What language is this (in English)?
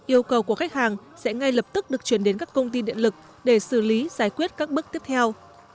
Vietnamese